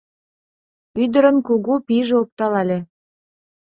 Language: Mari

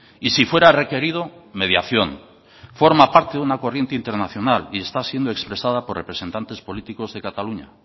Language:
Spanish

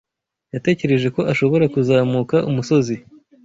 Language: Kinyarwanda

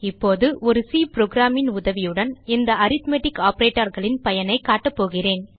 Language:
Tamil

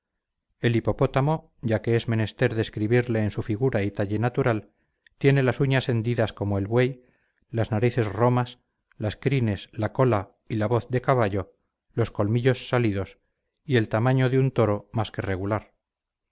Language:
Spanish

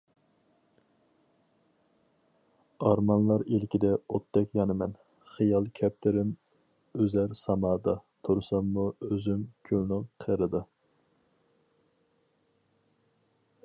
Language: Uyghur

